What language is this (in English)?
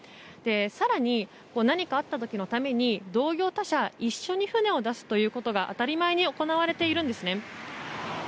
Japanese